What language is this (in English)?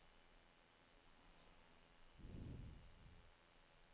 Norwegian